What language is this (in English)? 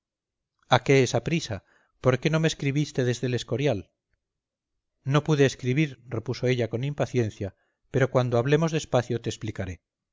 Spanish